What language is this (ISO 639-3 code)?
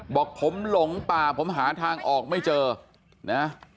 tha